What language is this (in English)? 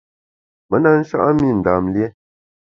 Bamun